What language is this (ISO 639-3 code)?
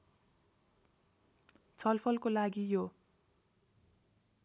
nep